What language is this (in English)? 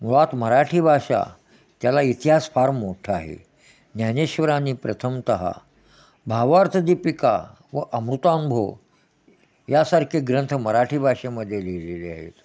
Marathi